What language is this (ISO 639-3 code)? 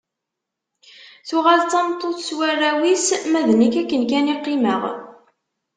kab